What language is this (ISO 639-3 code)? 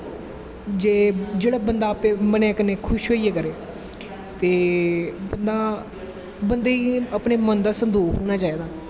doi